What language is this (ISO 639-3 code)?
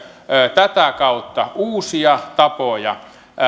fin